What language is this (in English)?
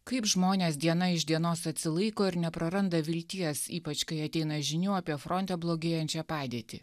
Lithuanian